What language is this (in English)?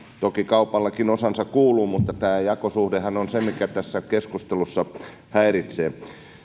Finnish